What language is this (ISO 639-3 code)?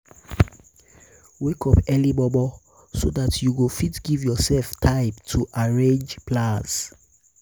pcm